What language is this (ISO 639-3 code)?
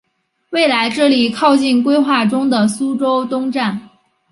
zho